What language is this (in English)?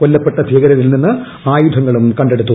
Malayalam